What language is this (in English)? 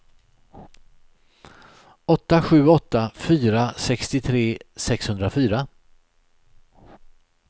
Swedish